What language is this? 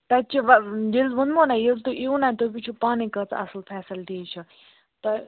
Kashmiri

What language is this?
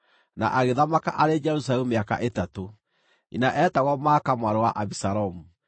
Kikuyu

